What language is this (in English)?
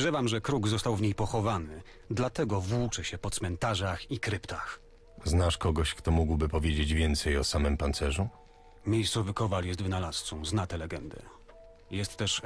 Polish